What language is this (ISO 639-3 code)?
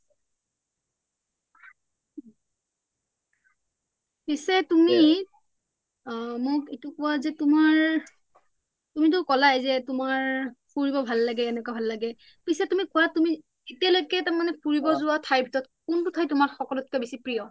asm